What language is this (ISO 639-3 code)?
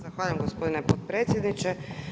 hrv